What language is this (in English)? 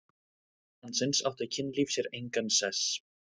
Icelandic